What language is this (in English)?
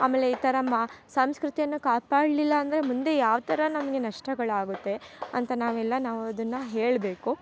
Kannada